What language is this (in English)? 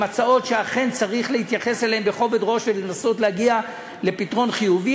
Hebrew